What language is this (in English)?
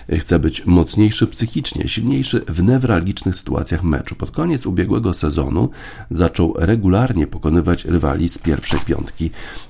Polish